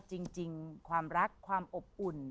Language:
Thai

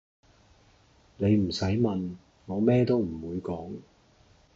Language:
Cantonese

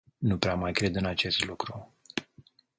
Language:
Romanian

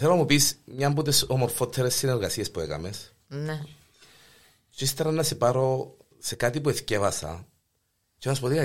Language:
Greek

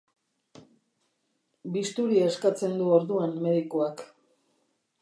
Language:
Basque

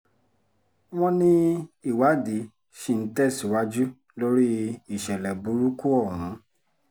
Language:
Yoruba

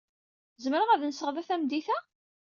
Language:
Kabyle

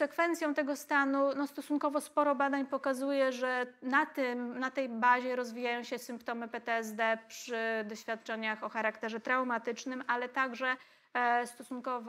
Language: Polish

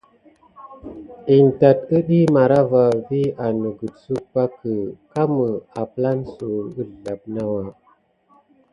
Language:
Gidar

